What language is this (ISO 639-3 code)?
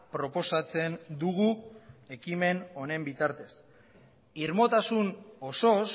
eus